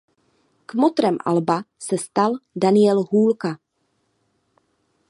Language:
Czech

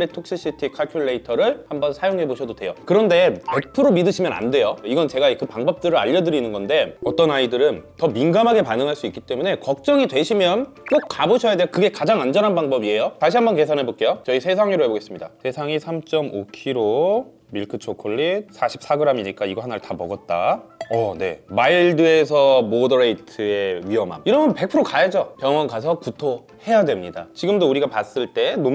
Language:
Korean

